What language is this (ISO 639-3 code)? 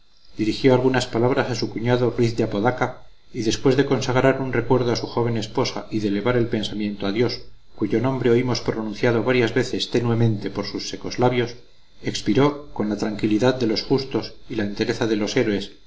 spa